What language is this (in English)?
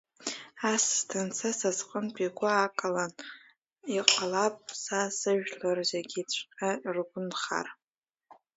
Abkhazian